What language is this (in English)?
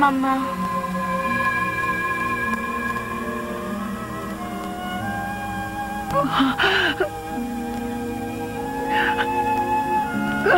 Spanish